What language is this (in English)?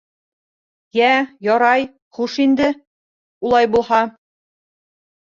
Bashkir